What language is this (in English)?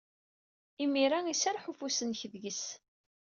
Kabyle